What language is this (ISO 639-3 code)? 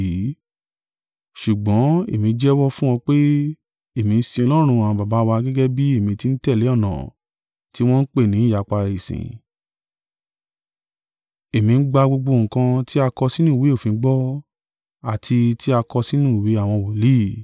yor